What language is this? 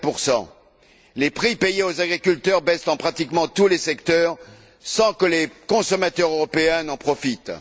French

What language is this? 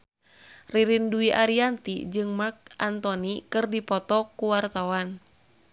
Sundanese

